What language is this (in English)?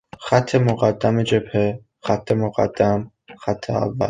Persian